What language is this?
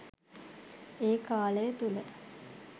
Sinhala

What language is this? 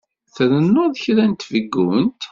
Kabyle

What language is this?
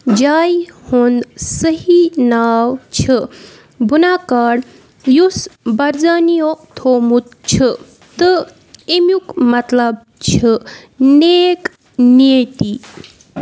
Kashmiri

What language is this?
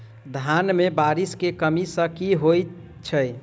Maithili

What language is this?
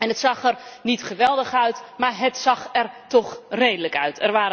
Dutch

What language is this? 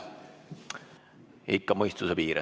Estonian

